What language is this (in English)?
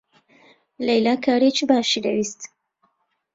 Central Kurdish